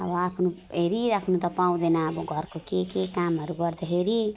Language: Nepali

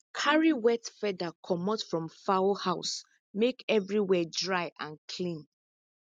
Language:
Nigerian Pidgin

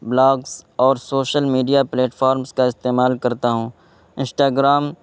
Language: Urdu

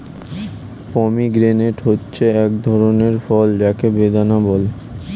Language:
Bangla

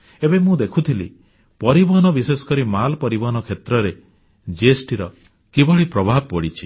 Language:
Odia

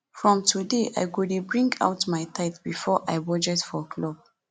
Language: Nigerian Pidgin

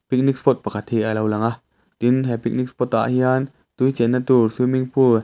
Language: Mizo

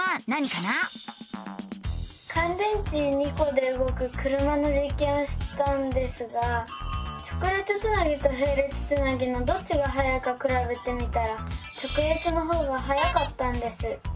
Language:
Japanese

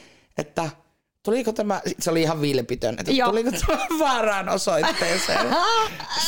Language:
Finnish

